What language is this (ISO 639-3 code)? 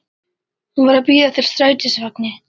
isl